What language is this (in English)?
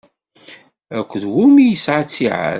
Kabyle